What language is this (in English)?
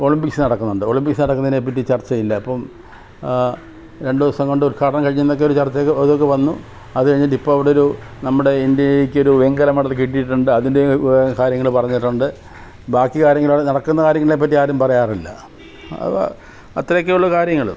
Malayalam